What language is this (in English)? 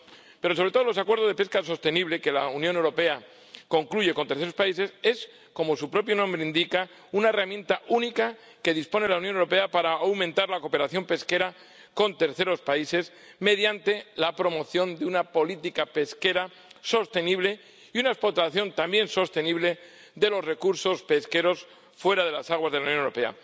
Spanish